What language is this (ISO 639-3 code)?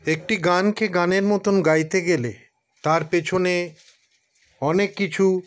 ben